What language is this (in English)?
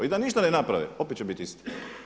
Croatian